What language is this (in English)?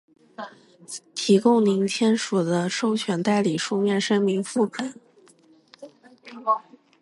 Chinese